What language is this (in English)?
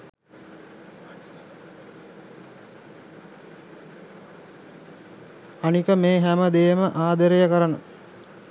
Sinhala